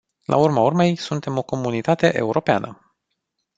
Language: Romanian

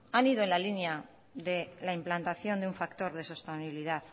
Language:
Spanish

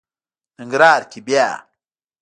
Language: Pashto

